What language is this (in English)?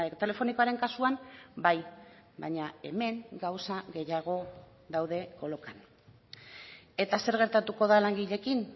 Basque